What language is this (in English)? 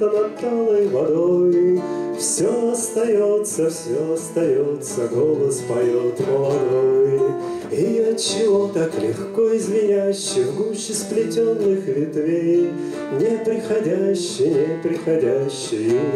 Russian